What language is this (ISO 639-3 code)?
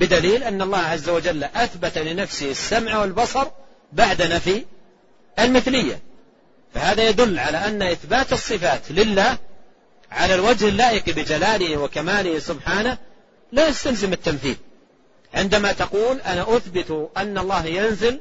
ara